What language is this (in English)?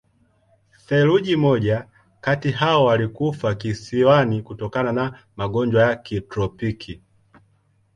Swahili